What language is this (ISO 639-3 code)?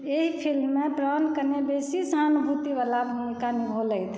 mai